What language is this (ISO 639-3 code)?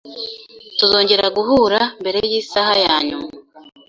kin